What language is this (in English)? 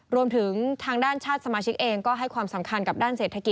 Thai